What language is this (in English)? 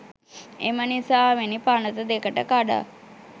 Sinhala